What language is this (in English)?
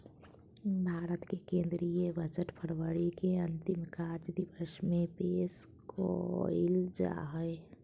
Magahi